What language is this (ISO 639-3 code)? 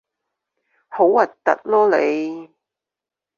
yue